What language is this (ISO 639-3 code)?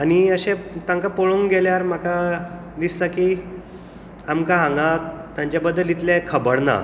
kok